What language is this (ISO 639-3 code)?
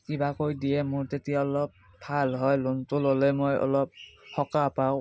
asm